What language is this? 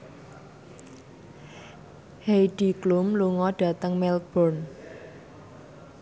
Javanese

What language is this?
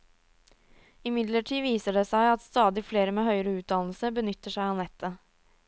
Norwegian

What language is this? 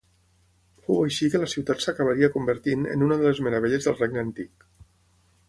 Catalan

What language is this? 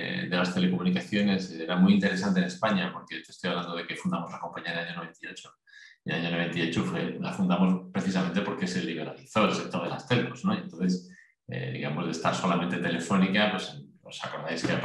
Spanish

